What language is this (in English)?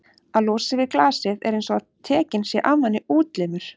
Icelandic